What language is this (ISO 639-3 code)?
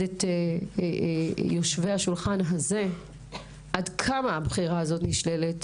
heb